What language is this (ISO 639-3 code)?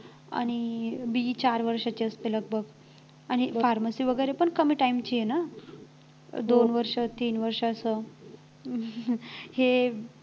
mar